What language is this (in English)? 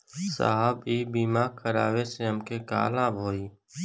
Bhojpuri